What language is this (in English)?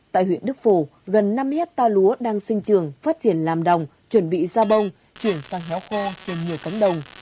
Vietnamese